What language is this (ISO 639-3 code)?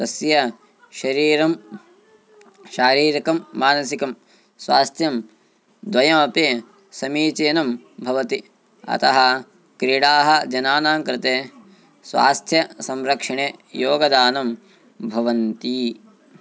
san